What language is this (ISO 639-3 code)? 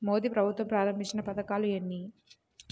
tel